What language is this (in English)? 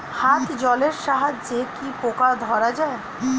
Bangla